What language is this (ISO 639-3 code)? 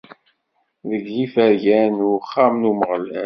kab